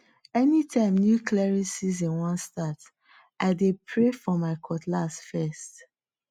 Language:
Nigerian Pidgin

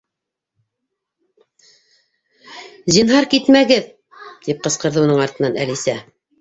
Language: Bashkir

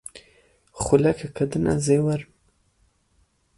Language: Kurdish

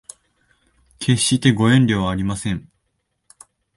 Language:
Japanese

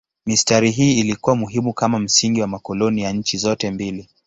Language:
Swahili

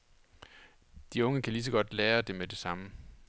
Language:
Danish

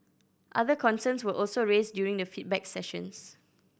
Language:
English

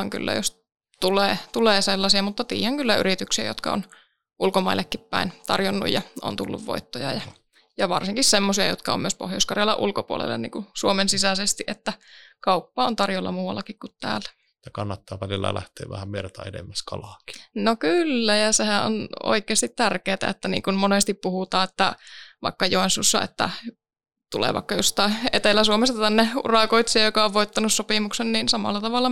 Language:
Finnish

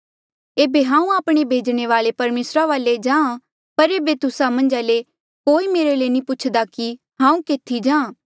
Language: Mandeali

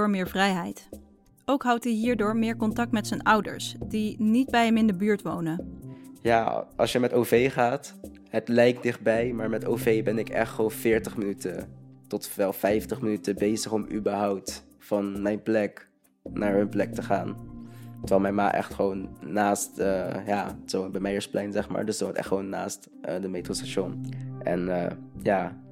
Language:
Dutch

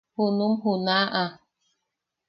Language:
Yaqui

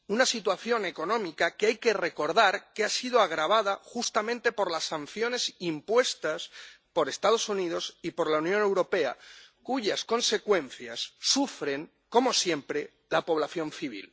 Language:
Spanish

